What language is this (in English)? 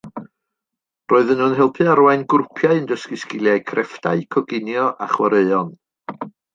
Welsh